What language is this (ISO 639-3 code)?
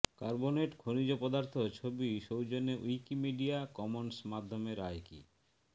ben